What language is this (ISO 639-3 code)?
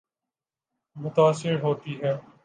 urd